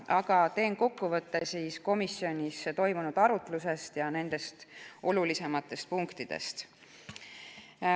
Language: Estonian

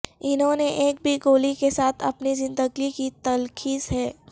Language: Urdu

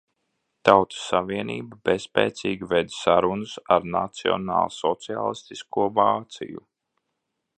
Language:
Latvian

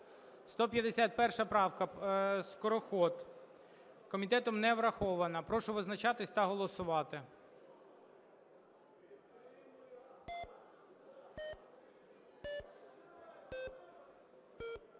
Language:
Ukrainian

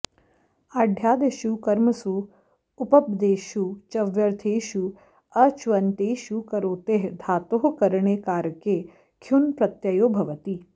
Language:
Sanskrit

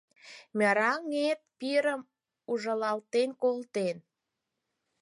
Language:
Mari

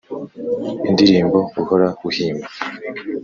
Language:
Kinyarwanda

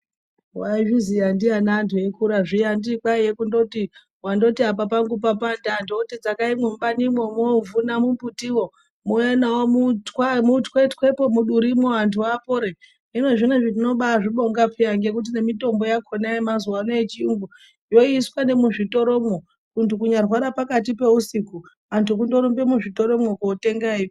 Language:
Ndau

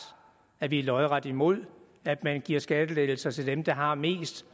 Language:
Danish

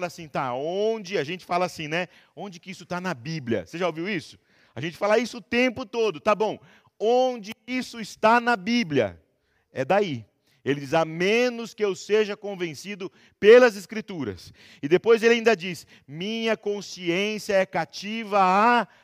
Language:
Portuguese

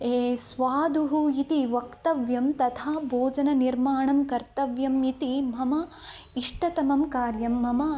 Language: Sanskrit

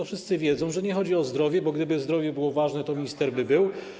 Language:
Polish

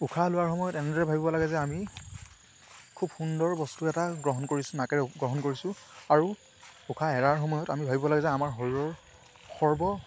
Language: Assamese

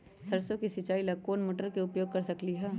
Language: Magahi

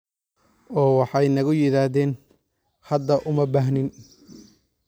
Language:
Somali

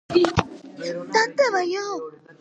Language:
Georgian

